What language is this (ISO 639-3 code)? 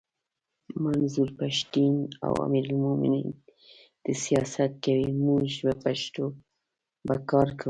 pus